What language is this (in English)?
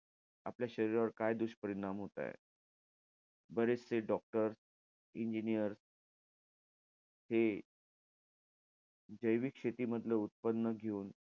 Marathi